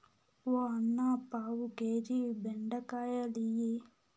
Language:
Telugu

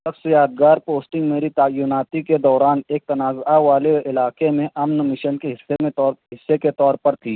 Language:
Urdu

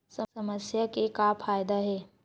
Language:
Chhattisgarhi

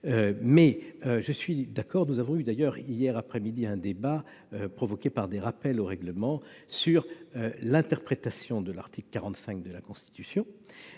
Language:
French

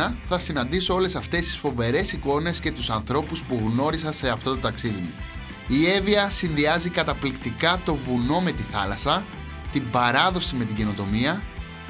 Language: Greek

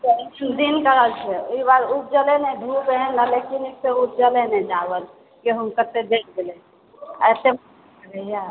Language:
Maithili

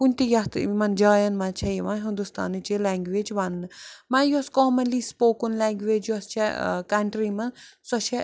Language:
Kashmiri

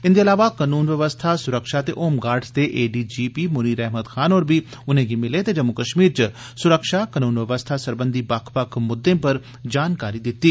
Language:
Dogri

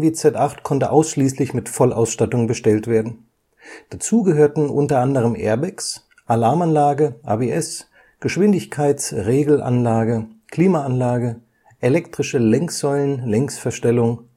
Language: German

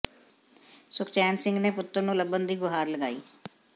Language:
Punjabi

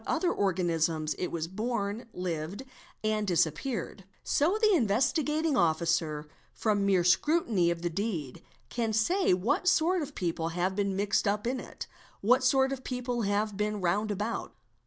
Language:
English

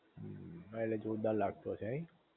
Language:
Gujarati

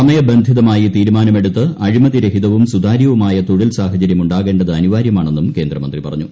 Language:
Malayalam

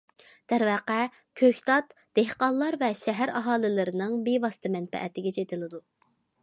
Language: Uyghur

